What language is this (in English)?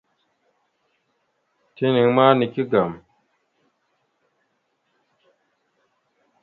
Mada (Cameroon)